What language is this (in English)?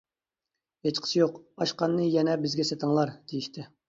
Uyghur